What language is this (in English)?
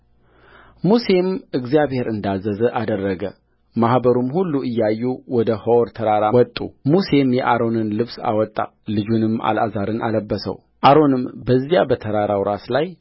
Amharic